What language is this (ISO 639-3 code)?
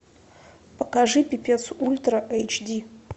rus